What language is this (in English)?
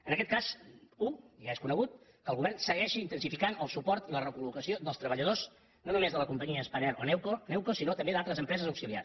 Catalan